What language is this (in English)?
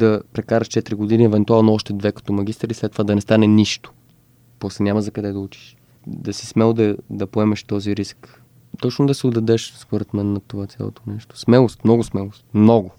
Bulgarian